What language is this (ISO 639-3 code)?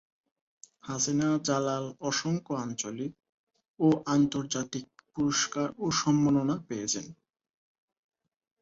ben